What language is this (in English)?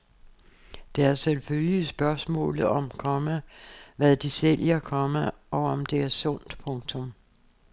Danish